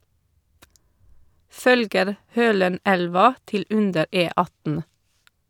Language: Norwegian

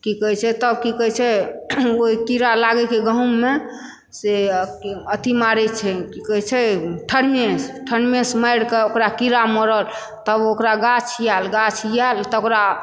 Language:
Maithili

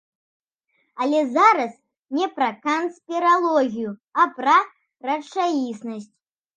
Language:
Belarusian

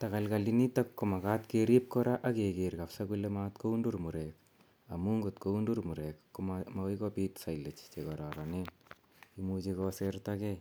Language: Kalenjin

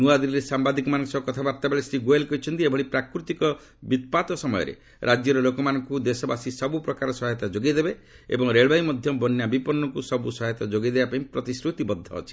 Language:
Odia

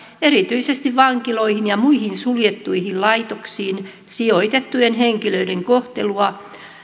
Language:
Finnish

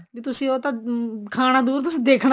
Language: Punjabi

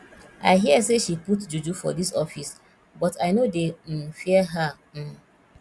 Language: Nigerian Pidgin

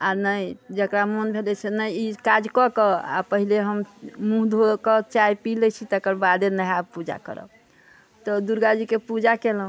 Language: Maithili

